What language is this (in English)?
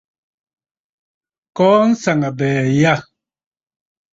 Bafut